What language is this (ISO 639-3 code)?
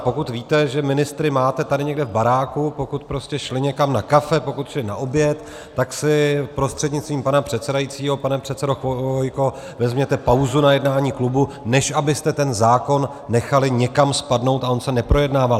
ces